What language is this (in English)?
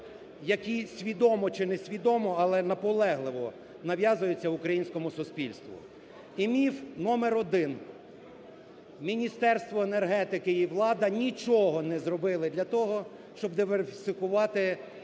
Ukrainian